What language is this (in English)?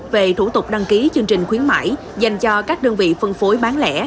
Vietnamese